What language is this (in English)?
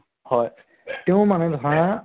Assamese